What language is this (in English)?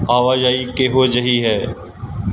Punjabi